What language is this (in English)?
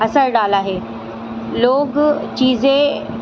Urdu